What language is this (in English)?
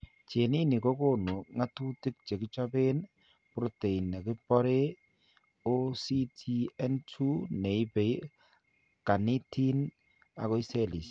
Kalenjin